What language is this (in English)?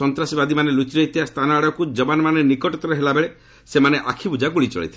Odia